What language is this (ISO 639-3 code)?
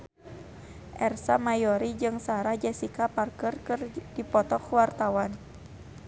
sun